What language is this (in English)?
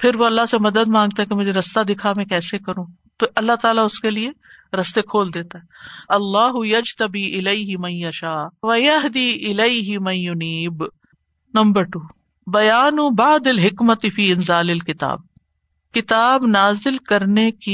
Urdu